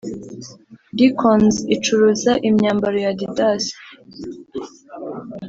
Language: Kinyarwanda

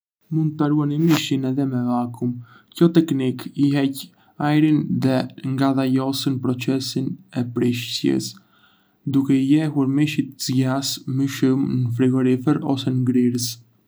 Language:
Arbëreshë Albanian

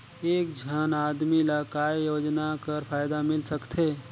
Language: Chhattisgarhi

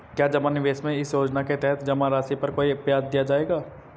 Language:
Hindi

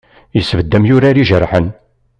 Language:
Kabyle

